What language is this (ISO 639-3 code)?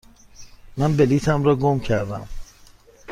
fas